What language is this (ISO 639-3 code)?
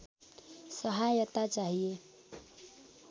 nep